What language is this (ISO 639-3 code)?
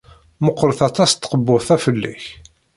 kab